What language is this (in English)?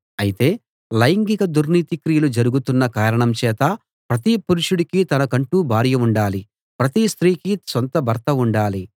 Telugu